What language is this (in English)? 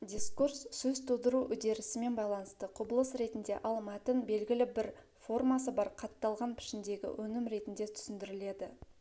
Kazakh